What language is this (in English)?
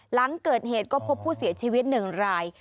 Thai